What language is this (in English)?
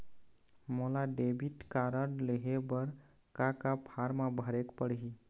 Chhattisgarhi